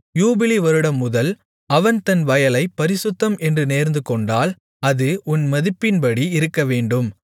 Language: Tamil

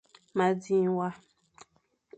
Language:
Fang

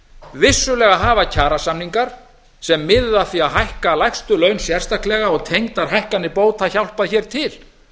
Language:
Icelandic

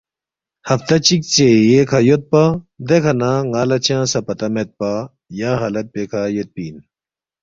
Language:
Balti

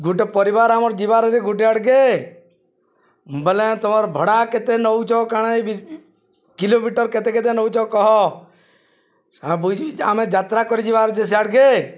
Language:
Odia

